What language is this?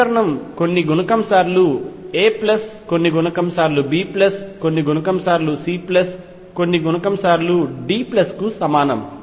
Telugu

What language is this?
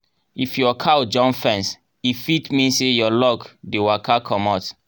Nigerian Pidgin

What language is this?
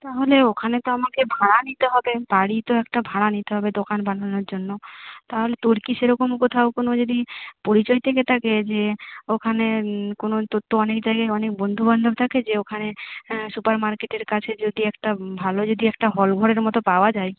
Bangla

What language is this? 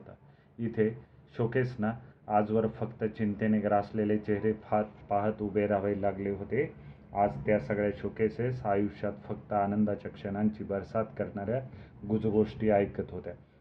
Marathi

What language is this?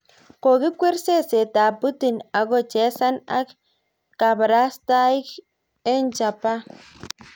Kalenjin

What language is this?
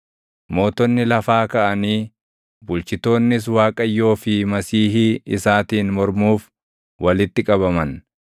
Oromo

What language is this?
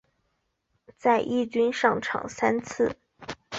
Chinese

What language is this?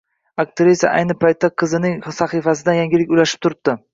Uzbek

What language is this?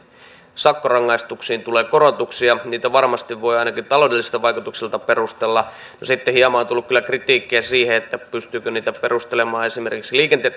Finnish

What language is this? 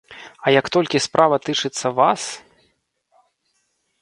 Belarusian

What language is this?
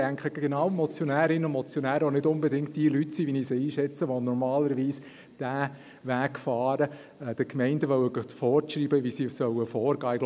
Swiss German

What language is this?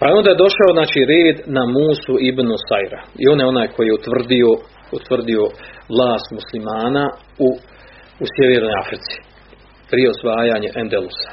Croatian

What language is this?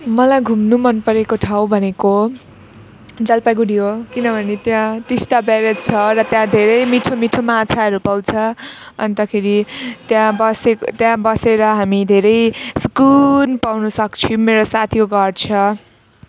Nepali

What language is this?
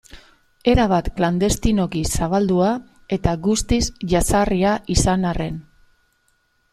Basque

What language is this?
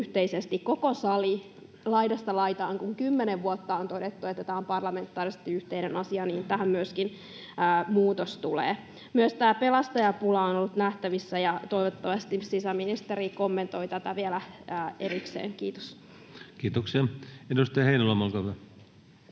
Finnish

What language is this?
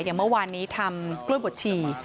Thai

